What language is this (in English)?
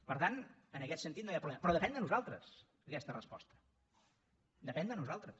Catalan